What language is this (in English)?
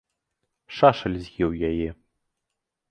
Belarusian